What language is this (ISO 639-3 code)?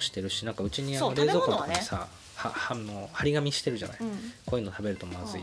jpn